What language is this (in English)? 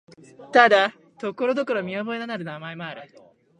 Japanese